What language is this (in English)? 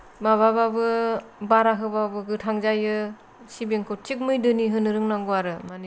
Bodo